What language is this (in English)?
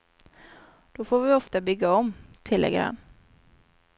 Swedish